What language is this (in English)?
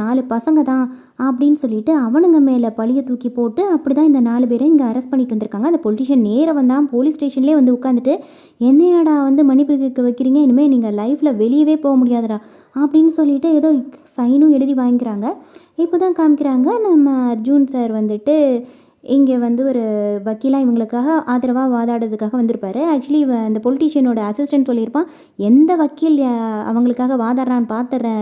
Tamil